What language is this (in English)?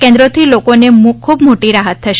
Gujarati